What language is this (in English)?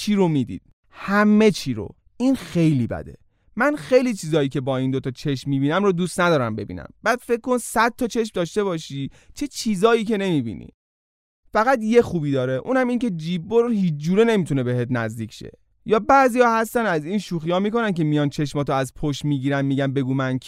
Persian